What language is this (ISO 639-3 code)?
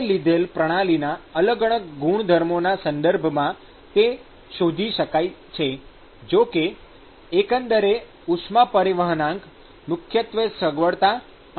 guj